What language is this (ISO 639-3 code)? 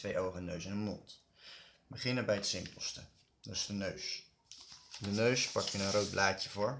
nld